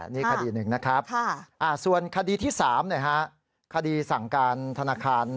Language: Thai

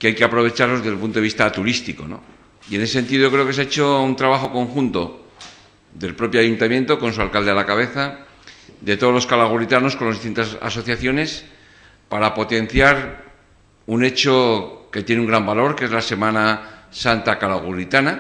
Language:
Spanish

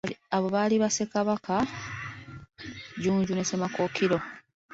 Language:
Ganda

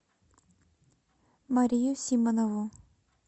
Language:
Russian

